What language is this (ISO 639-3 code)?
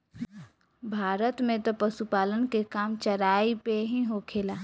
bho